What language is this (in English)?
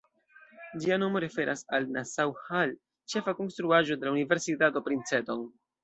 Esperanto